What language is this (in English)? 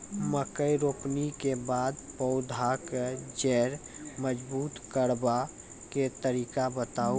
Maithili